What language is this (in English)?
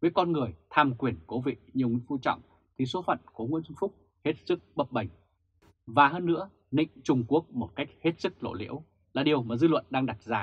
Vietnamese